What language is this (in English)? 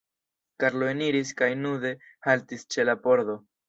Esperanto